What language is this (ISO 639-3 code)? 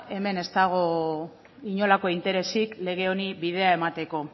eus